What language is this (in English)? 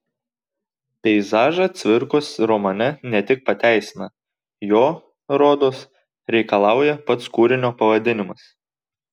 Lithuanian